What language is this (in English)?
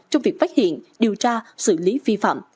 Vietnamese